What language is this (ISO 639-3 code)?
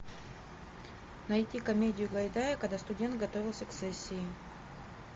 rus